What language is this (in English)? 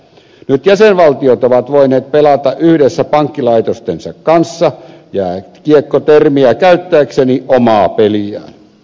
Finnish